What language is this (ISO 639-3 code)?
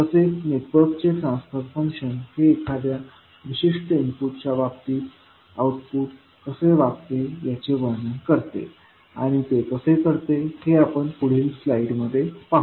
mar